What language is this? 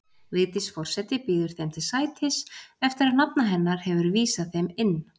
Icelandic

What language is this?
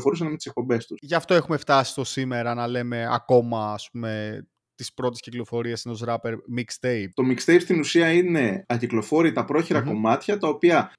Greek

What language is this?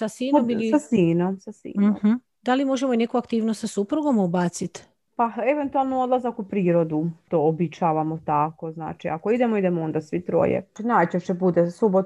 Croatian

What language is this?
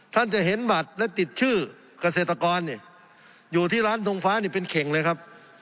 Thai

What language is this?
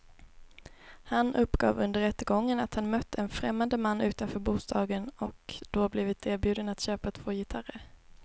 Swedish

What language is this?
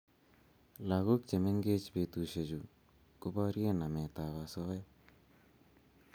Kalenjin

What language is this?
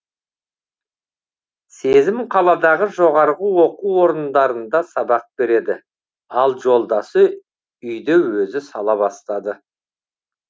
Kazakh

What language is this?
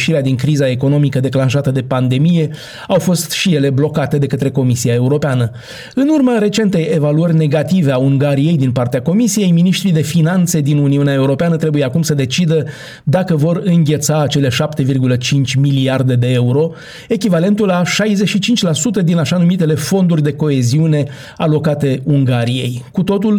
Romanian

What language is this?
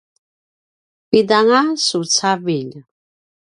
Paiwan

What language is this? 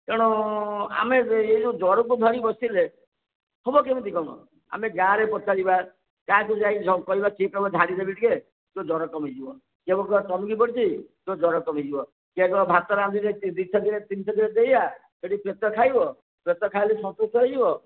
Odia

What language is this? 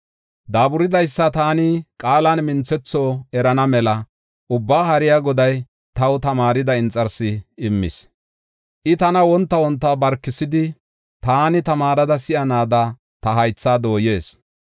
Gofa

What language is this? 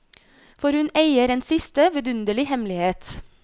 Norwegian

